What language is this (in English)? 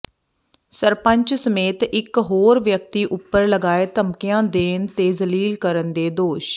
Punjabi